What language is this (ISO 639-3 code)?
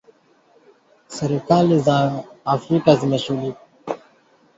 swa